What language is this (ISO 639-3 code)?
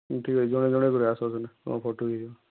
ori